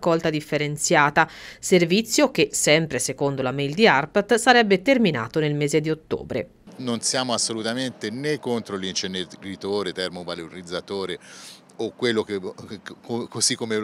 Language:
Italian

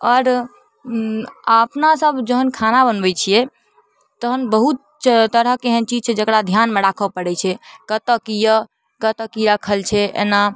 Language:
Maithili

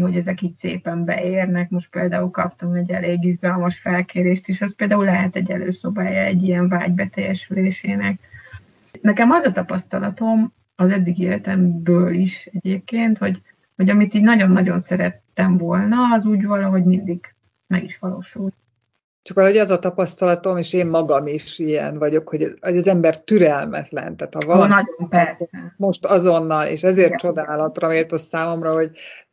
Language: Hungarian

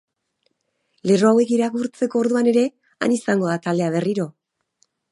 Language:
Basque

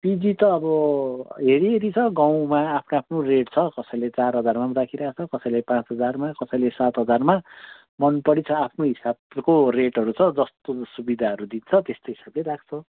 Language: Nepali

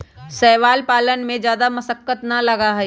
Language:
Magahi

